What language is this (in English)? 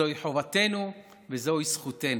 Hebrew